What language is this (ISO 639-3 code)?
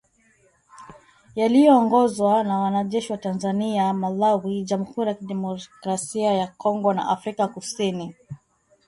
swa